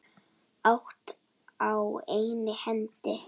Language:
Icelandic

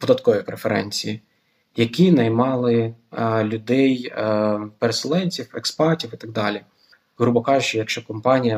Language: Ukrainian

